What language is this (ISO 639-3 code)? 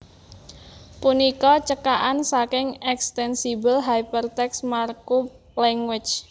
jav